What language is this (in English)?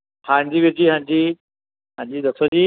Punjabi